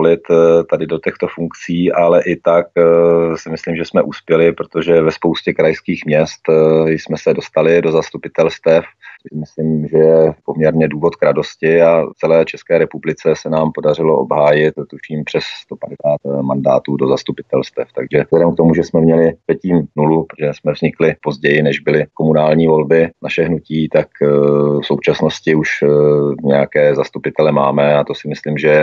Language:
Czech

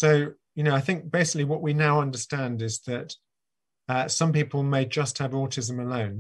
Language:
English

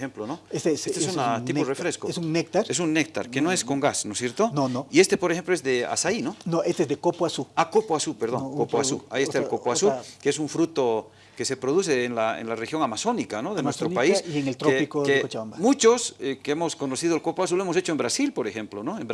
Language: Spanish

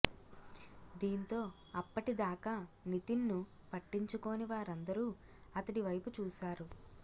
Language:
Telugu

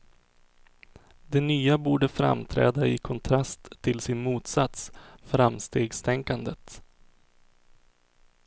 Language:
Swedish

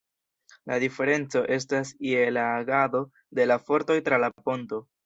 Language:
Esperanto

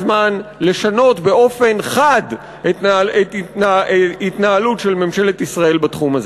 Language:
Hebrew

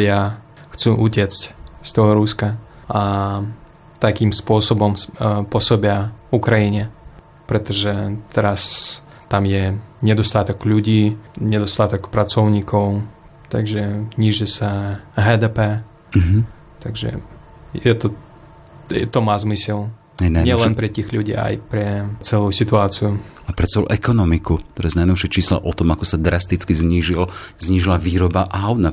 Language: Slovak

